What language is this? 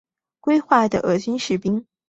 Chinese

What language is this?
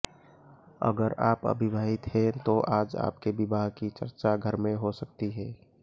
Hindi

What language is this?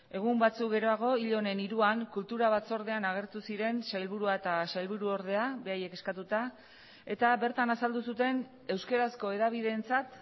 Basque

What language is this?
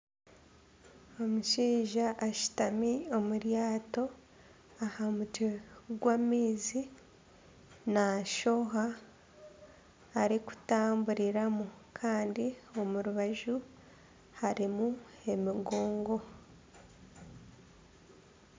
Nyankole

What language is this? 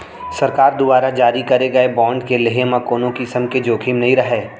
Chhattisgarhi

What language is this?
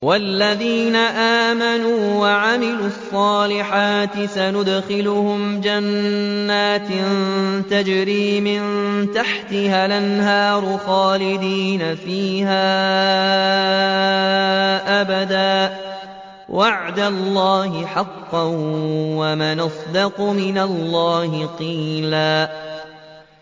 Arabic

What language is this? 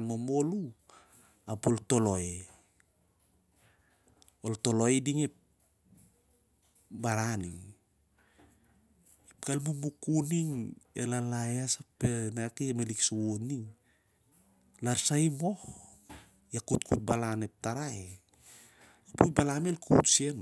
Siar-Lak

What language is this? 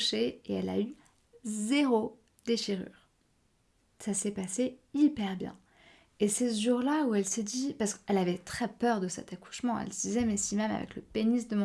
French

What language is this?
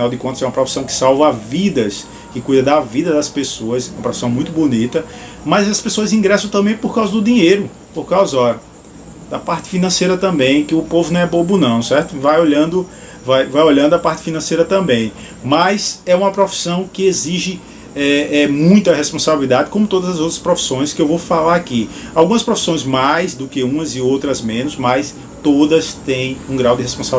Portuguese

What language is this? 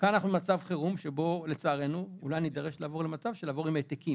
Hebrew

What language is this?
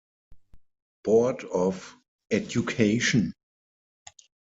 German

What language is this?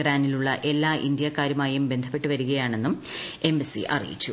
Malayalam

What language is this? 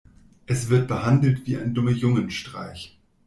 German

